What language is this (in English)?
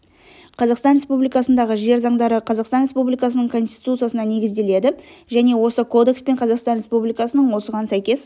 Kazakh